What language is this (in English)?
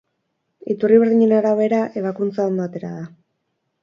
Basque